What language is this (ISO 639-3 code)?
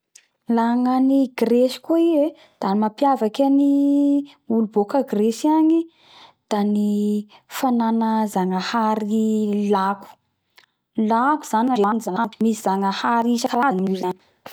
bhr